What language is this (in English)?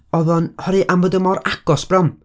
Welsh